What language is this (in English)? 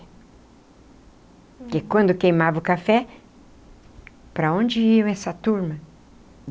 Portuguese